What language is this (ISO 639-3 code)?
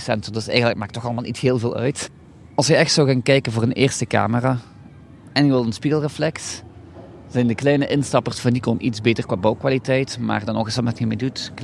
nld